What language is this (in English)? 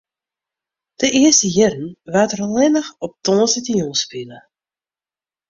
Western Frisian